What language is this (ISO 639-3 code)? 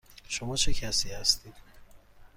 fas